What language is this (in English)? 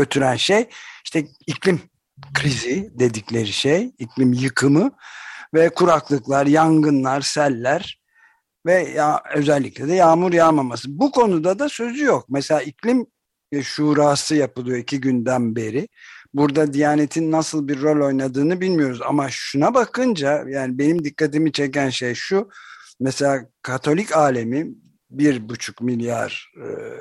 Turkish